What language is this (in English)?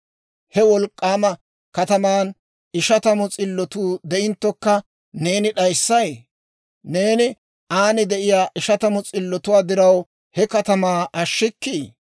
Dawro